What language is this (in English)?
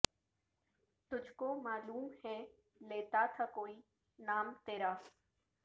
Urdu